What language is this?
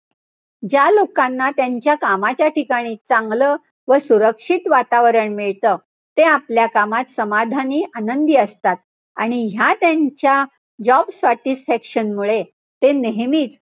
Marathi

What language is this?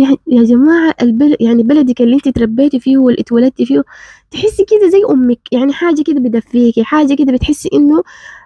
Arabic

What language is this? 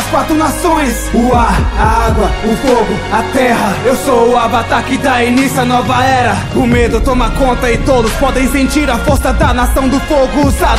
Portuguese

